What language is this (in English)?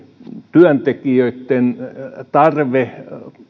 Finnish